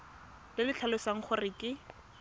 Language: Tswana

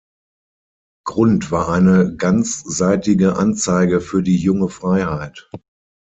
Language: German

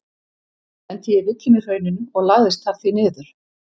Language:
Icelandic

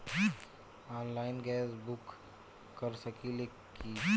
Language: Bhojpuri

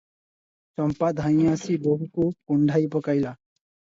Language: Odia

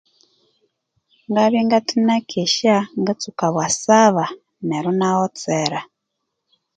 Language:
Konzo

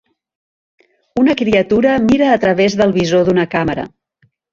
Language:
Catalan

